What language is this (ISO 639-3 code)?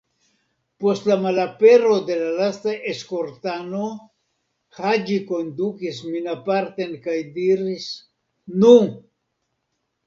epo